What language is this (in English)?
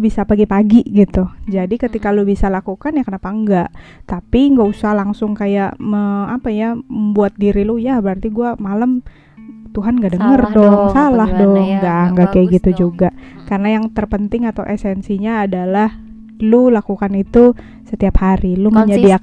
Indonesian